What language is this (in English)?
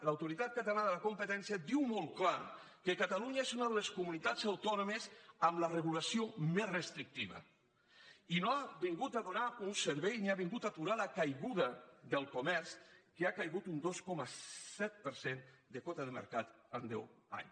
Catalan